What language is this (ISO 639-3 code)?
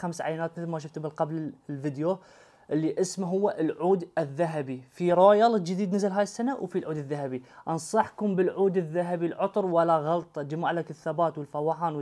ara